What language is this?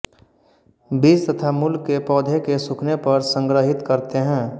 Hindi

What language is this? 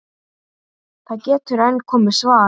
Icelandic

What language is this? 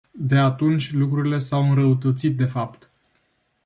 Romanian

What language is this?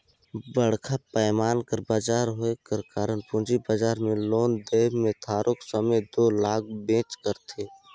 Chhattisgarhi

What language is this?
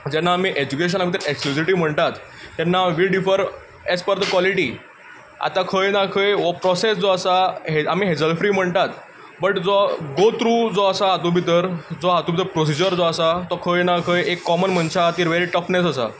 Konkani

